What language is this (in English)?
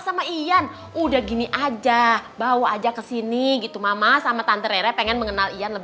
Indonesian